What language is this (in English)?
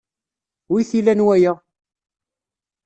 Kabyle